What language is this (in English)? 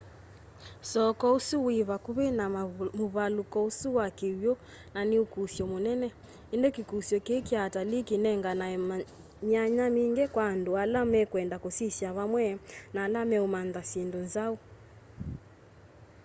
Kamba